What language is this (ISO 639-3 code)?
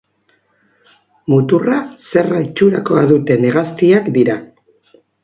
eus